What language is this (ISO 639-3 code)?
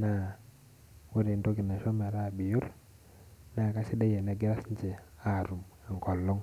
mas